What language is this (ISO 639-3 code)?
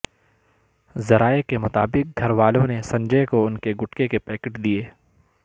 urd